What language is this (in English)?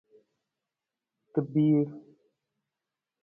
Nawdm